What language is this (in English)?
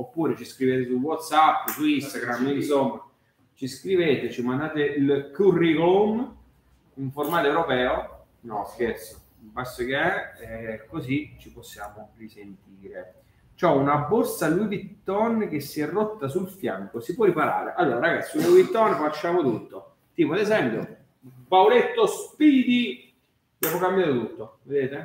Italian